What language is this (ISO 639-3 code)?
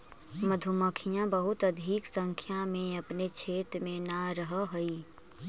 mag